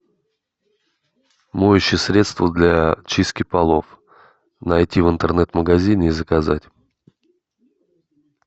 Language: Russian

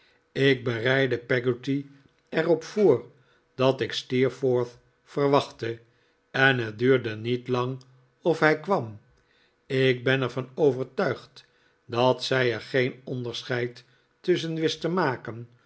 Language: Dutch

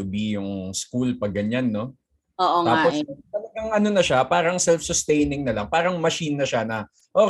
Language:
Filipino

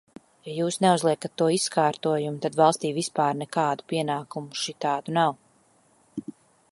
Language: Latvian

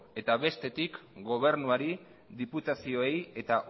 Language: Basque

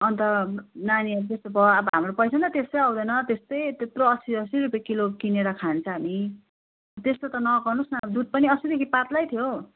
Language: Nepali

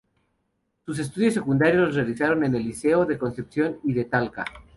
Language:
Spanish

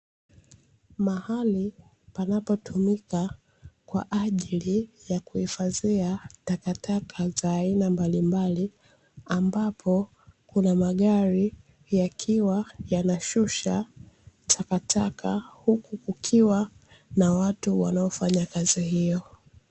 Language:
Swahili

